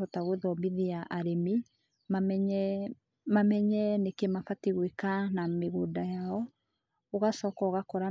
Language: Kikuyu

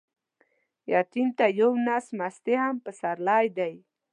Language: Pashto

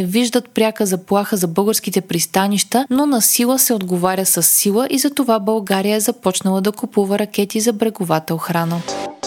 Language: Bulgarian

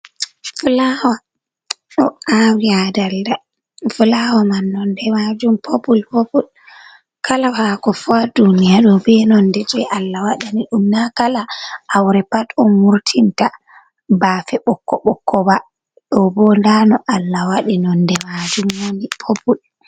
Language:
Fula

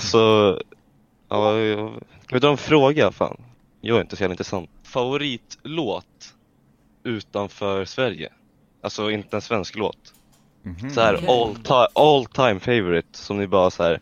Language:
Swedish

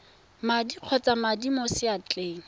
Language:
Tswana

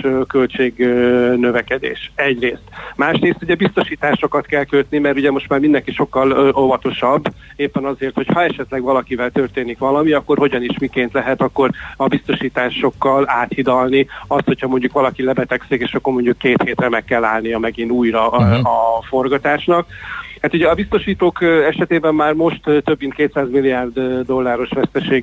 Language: Hungarian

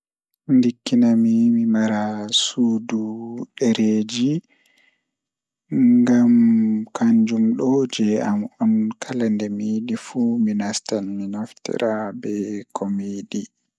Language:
Fula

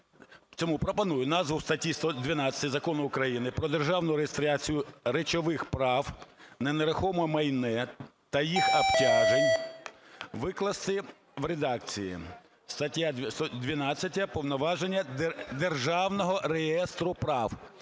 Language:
Ukrainian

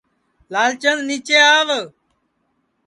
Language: Sansi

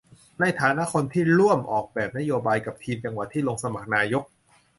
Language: Thai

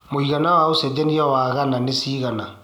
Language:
Kikuyu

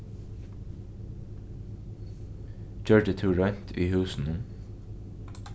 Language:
Faroese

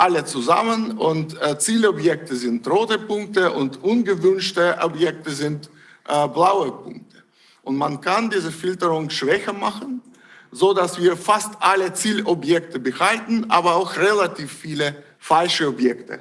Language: German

